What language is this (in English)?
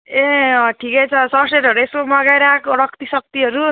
Nepali